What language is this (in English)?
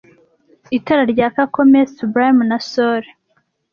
Kinyarwanda